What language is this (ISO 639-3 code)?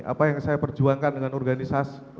ind